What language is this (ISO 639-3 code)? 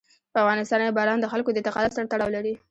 pus